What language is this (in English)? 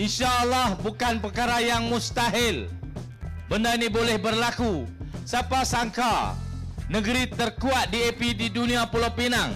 Malay